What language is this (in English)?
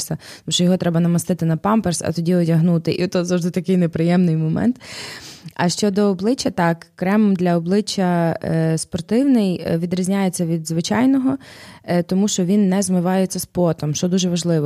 Ukrainian